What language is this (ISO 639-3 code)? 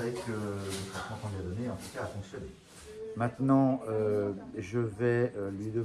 fra